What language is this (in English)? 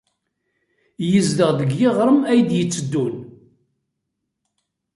Kabyle